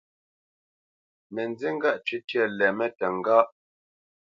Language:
Bamenyam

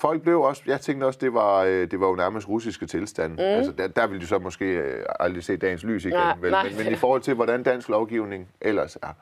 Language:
Danish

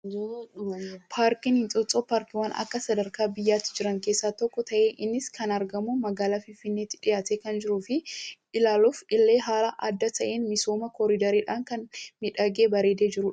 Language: Oromo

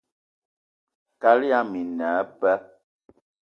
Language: Eton (Cameroon)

